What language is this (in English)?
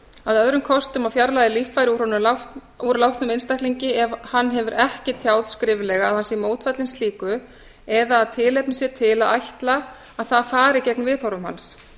Icelandic